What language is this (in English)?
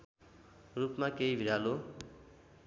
Nepali